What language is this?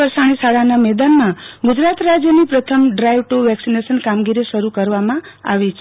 Gujarati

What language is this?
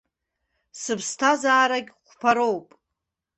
Abkhazian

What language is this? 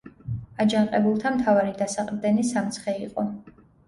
Georgian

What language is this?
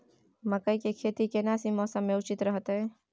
Maithili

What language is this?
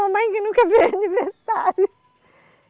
Portuguese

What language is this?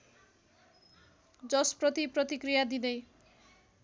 Nepali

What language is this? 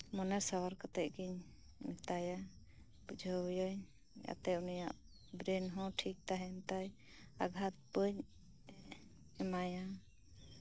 Santali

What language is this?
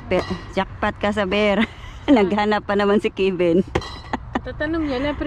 Filipino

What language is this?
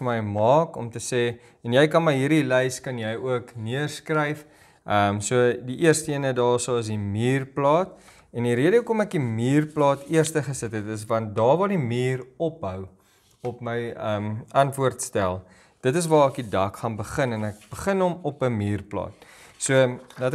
Dutch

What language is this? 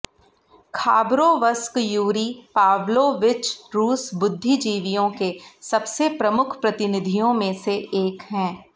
Hindi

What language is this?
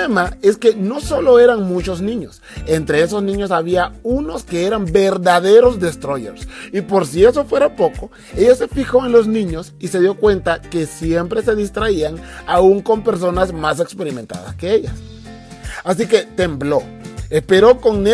Spanish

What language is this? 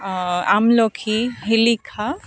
Assamese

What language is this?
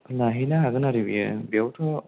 Bodo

